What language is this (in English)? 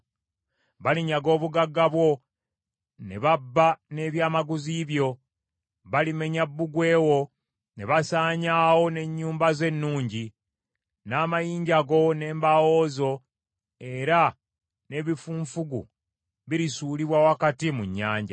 Ganda